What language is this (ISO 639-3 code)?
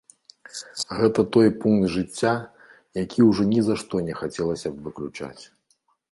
bel